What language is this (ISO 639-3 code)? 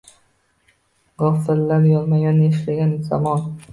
uzb